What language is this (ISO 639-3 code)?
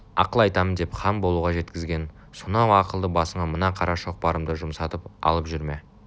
kaz